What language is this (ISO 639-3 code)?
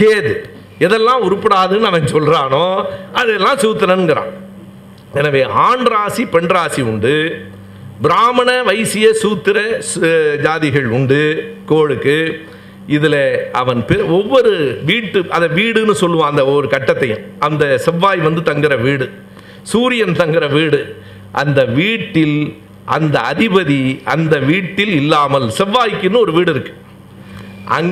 tam